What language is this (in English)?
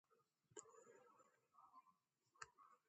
Latvian